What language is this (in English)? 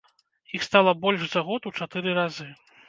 Belarusian